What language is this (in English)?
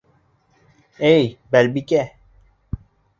Bashkir